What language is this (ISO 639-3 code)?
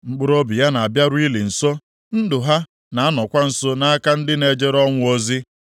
ibo